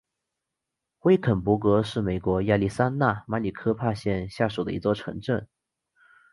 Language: Chinese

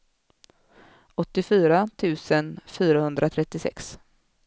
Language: Swedish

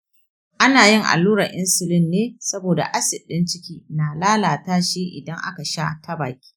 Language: Hausa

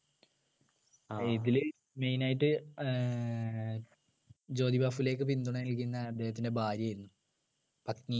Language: Malayalam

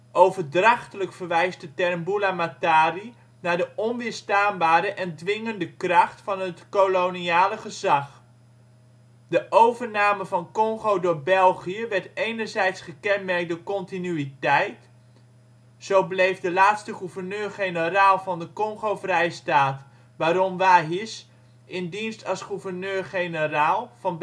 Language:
Dutch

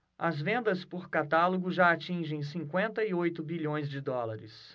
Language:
Portuguese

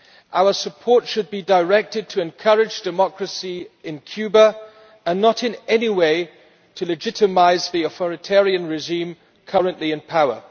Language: English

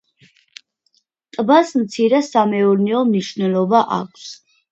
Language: Georgian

